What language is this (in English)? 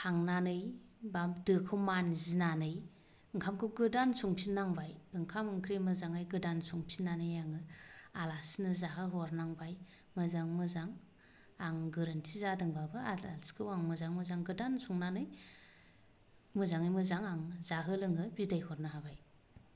Bodo